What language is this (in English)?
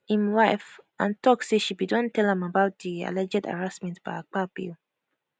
Nigerian Pidgin